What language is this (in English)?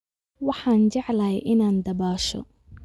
Somali